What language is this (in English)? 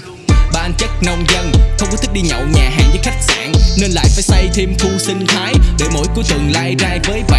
Vietnamese